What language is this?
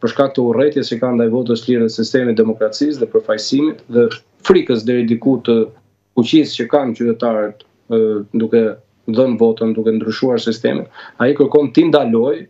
Romanian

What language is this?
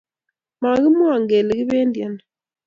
Kalenjin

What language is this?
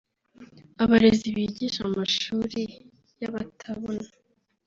Kinyarwanda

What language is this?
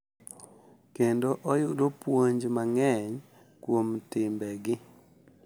Luo (Kenya and Tanzania)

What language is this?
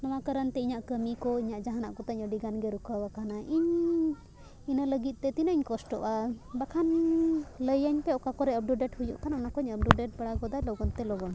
Santali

